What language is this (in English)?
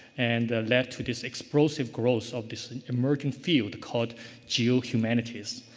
English